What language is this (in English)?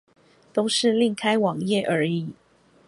Chinese